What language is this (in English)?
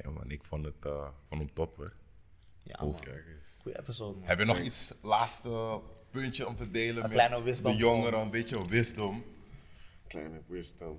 Dutch